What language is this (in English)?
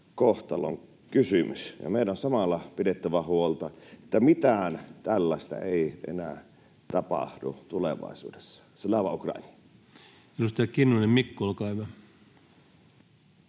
Finnish